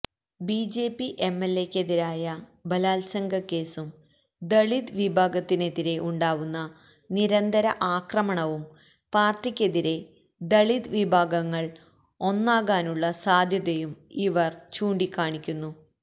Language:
Malayalam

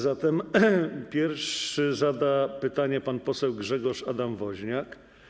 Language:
Polish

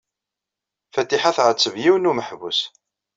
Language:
Kabyle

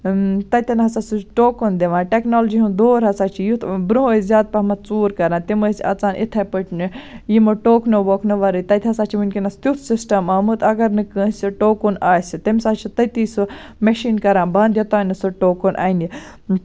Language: Kashmiri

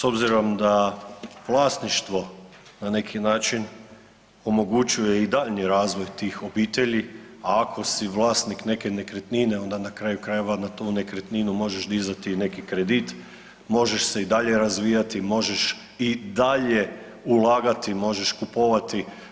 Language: Croatian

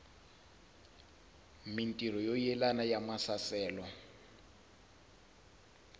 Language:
Tsonga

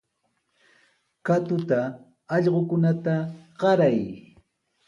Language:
Sihuas Ancash Quechua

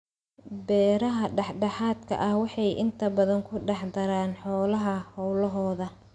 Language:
Somali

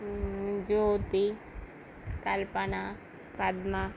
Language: Telugu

